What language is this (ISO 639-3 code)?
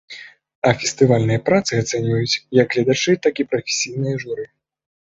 bel